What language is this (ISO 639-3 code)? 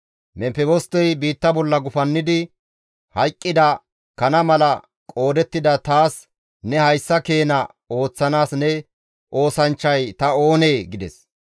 gmv